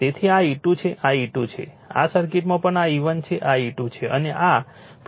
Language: Gujarati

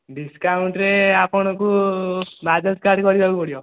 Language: Odia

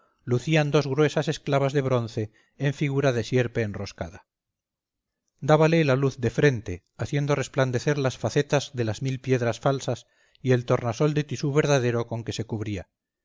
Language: Spanish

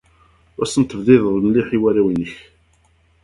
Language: Kabyle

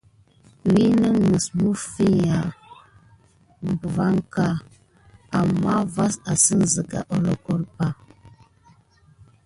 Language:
Gidar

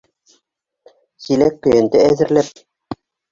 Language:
Bashkir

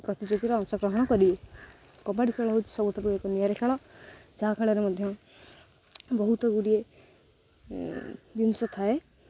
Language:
Odia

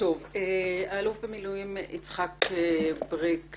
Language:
Hebrew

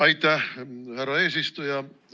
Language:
Estonian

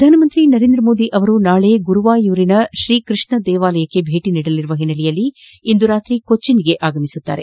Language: Kannada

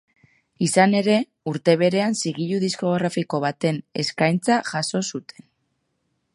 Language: Basque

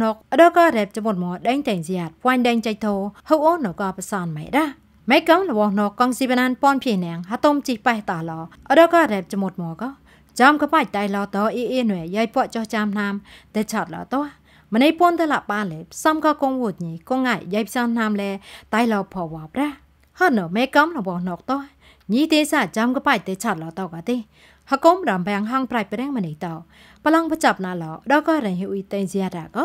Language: Thai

